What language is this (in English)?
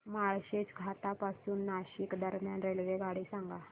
Marathi